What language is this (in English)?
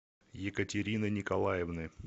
Russian